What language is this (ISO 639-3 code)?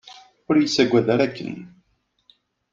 kab